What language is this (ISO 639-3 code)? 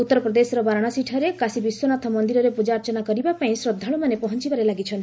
ori